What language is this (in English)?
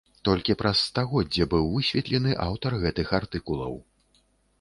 Belarusian